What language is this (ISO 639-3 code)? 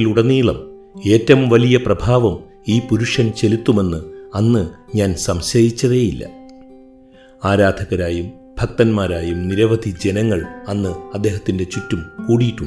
mal